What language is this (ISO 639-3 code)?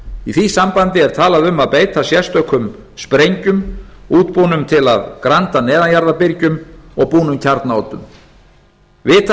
isl